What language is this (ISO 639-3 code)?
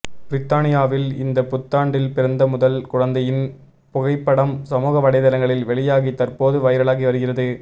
tam